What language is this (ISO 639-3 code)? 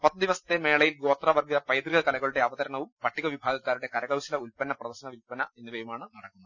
mal